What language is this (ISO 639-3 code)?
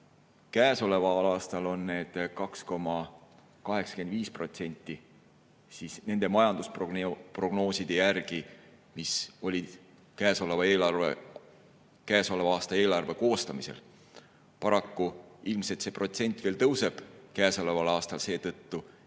est